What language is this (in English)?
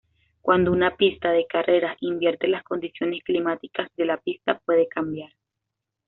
Spanish